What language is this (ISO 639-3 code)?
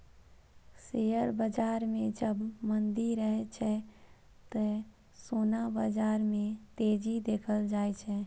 mai